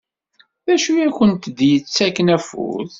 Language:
Kabyle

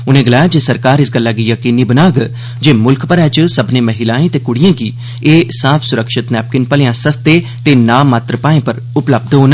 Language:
Dogri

